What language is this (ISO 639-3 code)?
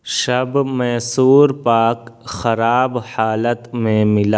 urd